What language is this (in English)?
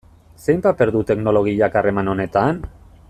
Basque